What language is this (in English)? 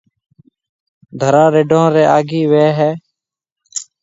Marwari (Pakistan)